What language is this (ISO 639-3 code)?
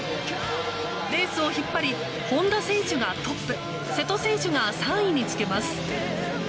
jpn